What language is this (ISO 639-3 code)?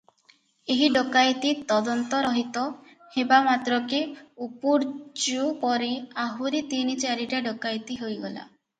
ori